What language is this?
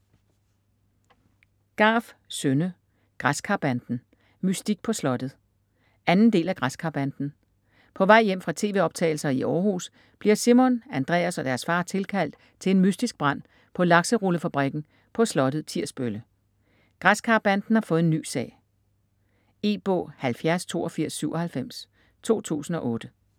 Danish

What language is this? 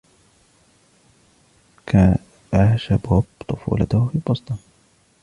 Arabic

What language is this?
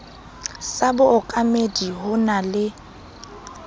Southern Sotho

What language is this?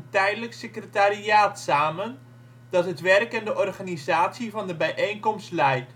Dutch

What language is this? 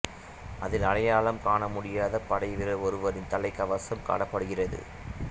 Tamil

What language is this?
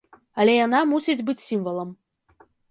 Belarusian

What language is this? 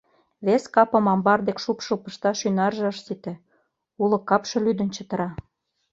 Mari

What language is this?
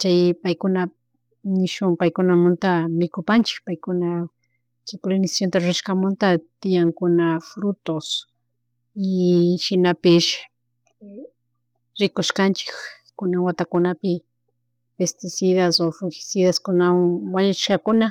Chimborazo Highland Quichua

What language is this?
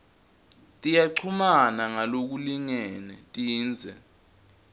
Swati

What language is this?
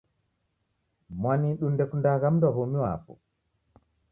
Taita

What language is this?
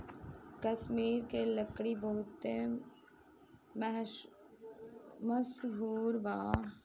Bhojpuri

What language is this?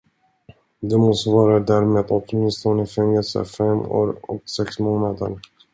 Swedish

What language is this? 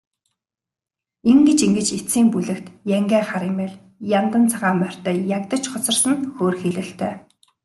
Mongolian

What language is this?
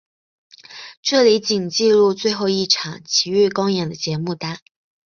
Chinese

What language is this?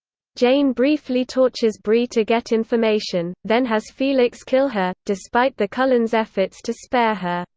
English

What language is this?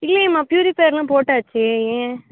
Tamil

